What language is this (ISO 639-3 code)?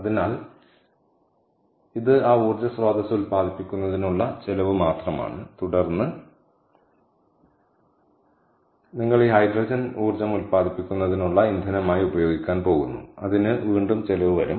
mal